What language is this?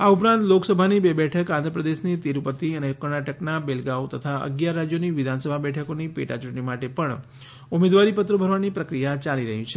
Gujarati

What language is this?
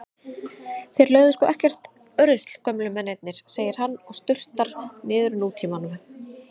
Icelandic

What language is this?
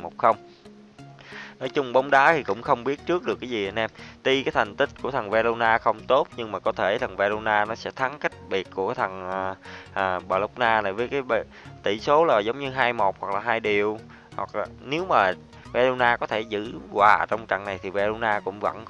Vietnamese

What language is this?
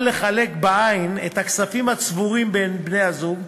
Hebrew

